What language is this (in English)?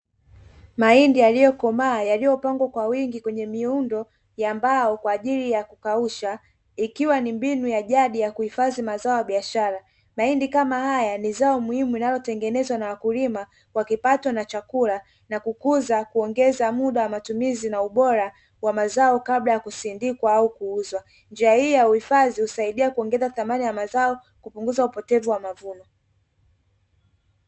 Swahili